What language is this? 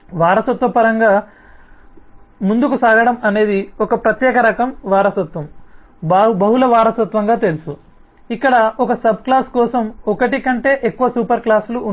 Telugu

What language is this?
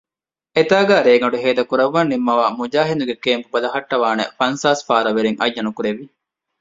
Divehi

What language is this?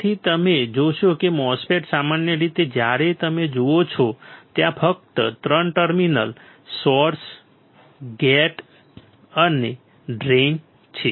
Gujarati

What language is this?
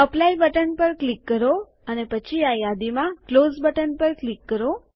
Gujarati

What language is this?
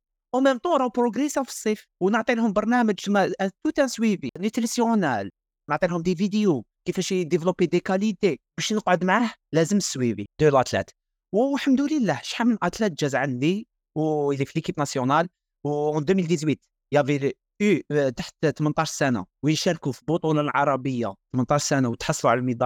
Arabic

